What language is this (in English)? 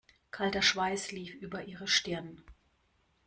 German